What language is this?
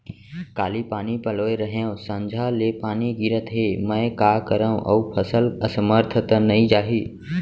Chhattisgarhi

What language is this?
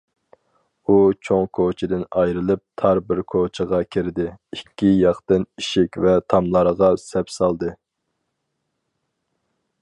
Uyghur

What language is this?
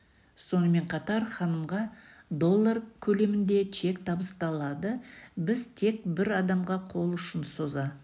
Kazakh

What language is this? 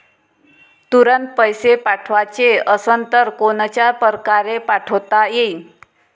Marathi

